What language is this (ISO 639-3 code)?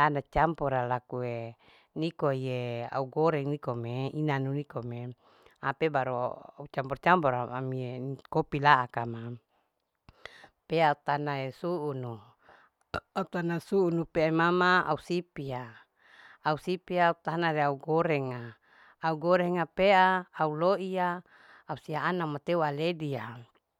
alo